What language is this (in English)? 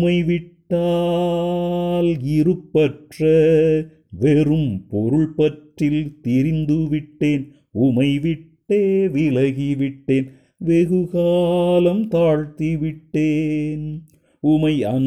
Tamil